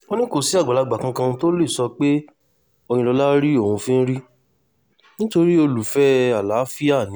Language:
Yoruba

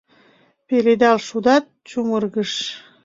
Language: Mari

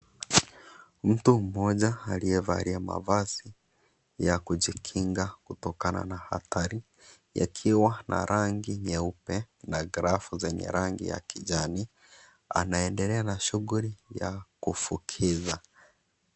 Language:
Swahili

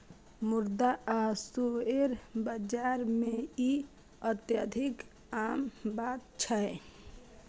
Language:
Maithili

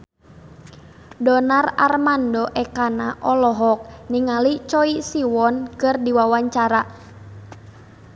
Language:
Sundanese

